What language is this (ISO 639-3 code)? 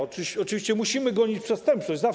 pol